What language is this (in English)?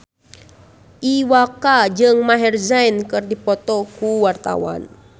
Sundanese